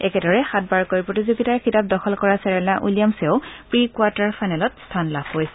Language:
Assamese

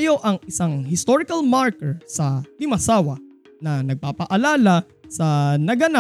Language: Filipino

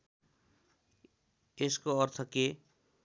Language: Nepali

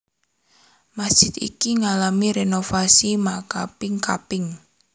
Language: Javanese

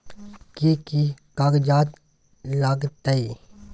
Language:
Maithili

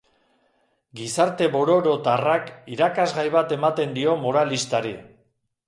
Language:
Basque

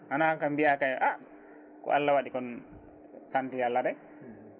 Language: Fula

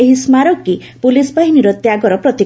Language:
Odia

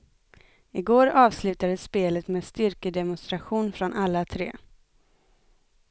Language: Swedish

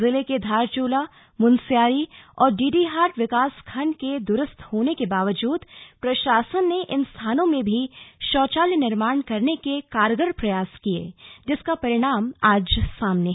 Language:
Hindi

